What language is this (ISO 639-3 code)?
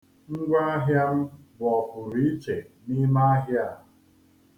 ibo